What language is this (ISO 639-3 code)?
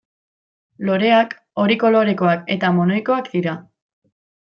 eus